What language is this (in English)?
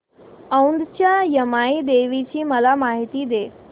Marathi